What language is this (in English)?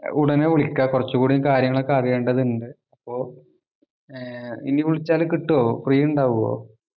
Malayalam